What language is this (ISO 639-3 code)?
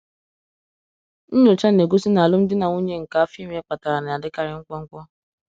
ibo